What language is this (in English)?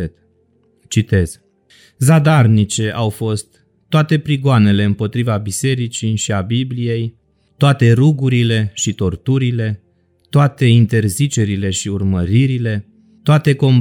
Romanian